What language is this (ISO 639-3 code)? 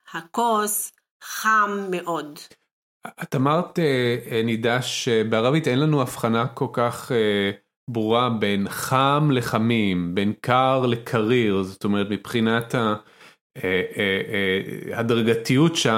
heb